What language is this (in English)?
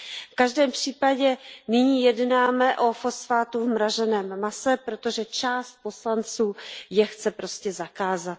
Czech